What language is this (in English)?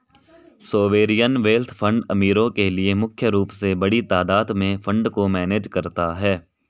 Hindi